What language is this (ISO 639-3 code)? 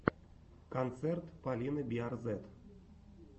rus